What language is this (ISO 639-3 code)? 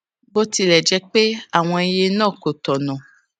yor